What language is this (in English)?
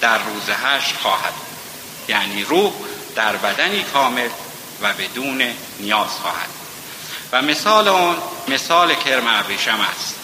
Persian